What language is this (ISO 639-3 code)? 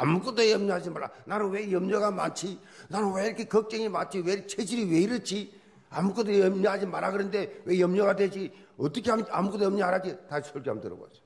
kor